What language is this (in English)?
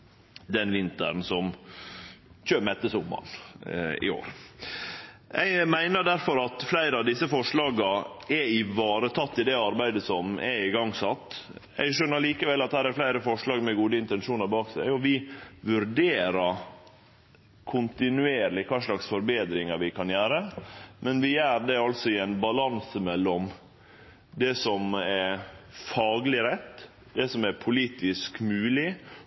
Norwegian Nynorsk